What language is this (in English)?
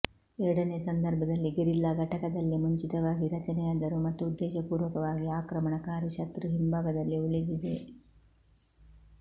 Kannada